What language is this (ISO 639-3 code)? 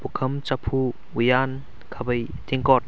mni